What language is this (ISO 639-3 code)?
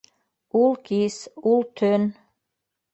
bak